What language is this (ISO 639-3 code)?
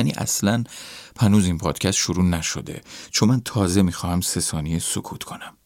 fas